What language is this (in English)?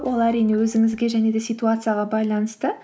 Kazakh